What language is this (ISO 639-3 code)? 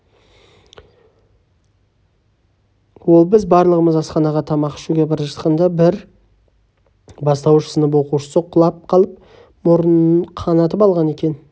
kaz